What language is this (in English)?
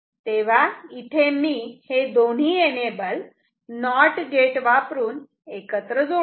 Marathi